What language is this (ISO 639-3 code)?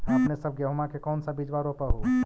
mag